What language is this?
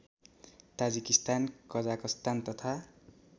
Nepali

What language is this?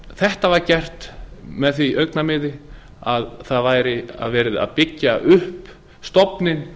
Icelandic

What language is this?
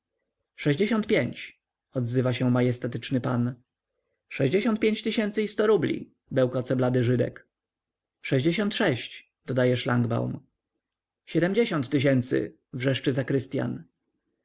Polish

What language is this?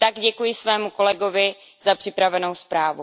Czech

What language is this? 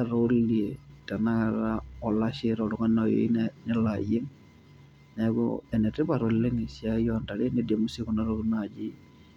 Masai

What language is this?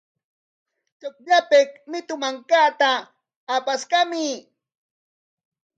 Corongo Ancash Quechua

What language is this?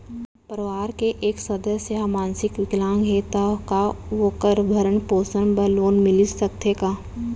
Chhattisgarhi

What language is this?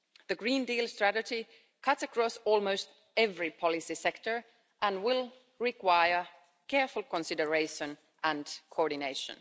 English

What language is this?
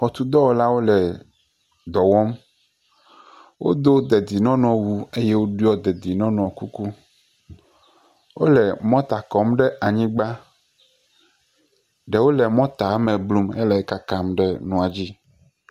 Ewe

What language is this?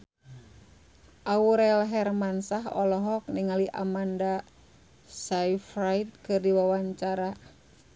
Sundanese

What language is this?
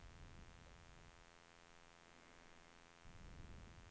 Swedish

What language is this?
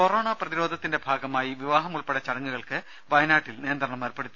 Malayalam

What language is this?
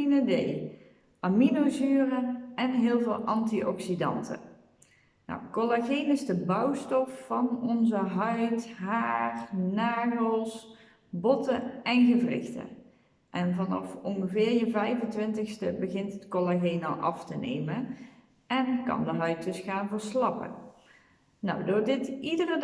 Dutch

